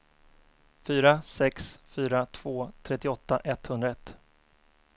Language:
Swedish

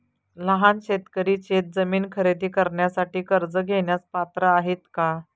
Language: Marathi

